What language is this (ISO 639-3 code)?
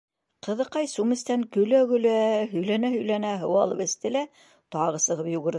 bak